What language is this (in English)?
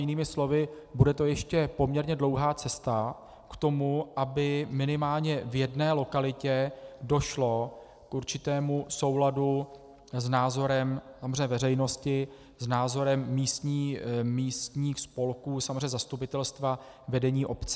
Czech